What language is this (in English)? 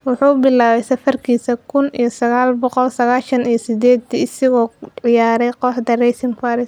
Somali